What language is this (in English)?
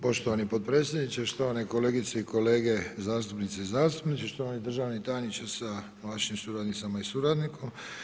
Croatian